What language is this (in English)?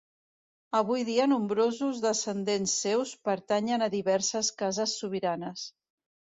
Catalan